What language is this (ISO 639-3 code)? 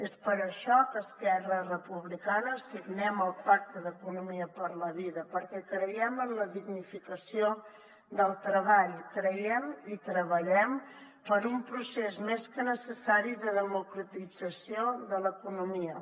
cat